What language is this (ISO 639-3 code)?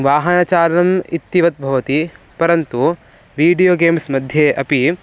san